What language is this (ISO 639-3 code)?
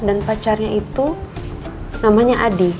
ind